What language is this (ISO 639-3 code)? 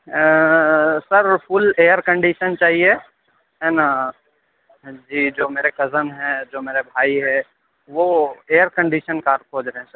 urd